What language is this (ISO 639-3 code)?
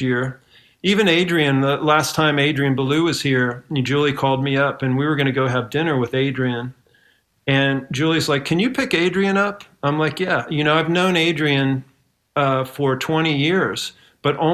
eng